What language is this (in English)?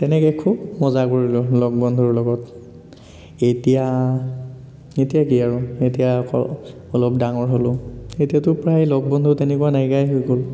Assamese